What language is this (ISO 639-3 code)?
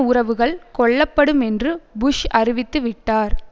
tam